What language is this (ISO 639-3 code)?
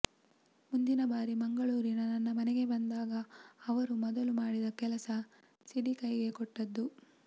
kan